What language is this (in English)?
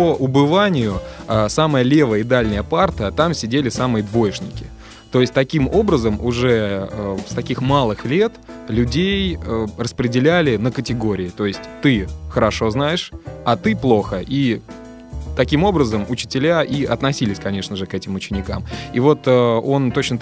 Russian